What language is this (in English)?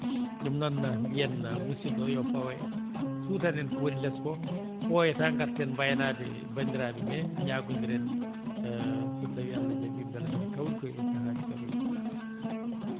Fula